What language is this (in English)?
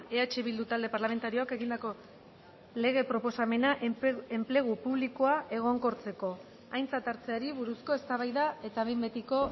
Basque